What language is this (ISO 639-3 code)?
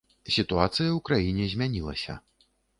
bel